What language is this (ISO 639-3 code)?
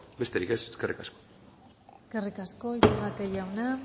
eus